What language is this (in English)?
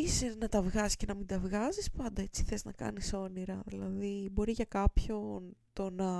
Greek